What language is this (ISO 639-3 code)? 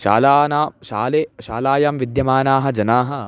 san